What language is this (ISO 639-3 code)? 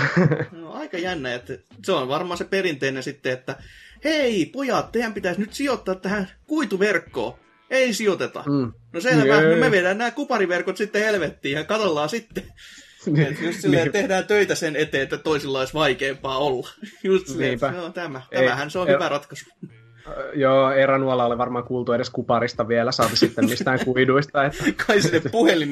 fin